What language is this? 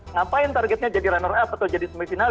Indonesian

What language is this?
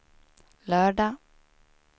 Swedish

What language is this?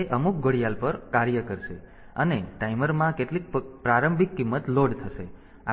Gujarati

